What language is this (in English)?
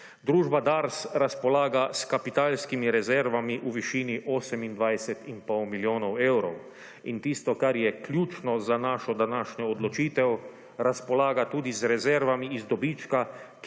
Slovenian